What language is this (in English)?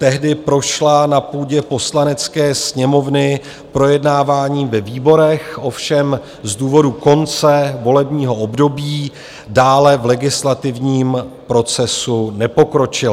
Czech